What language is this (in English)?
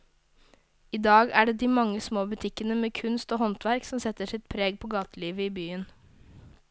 Norwegian